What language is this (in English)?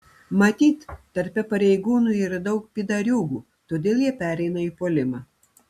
Lithuanian